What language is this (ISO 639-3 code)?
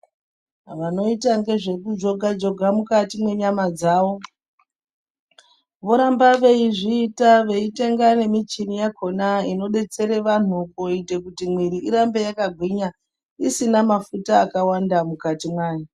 ndc